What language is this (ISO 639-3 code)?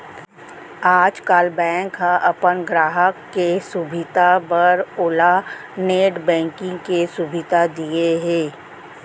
hne